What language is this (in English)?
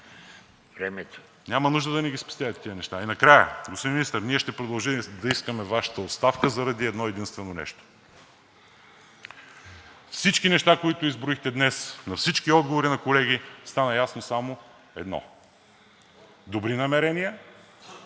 Bulgarian